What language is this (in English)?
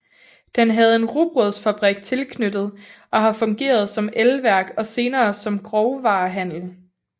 Danish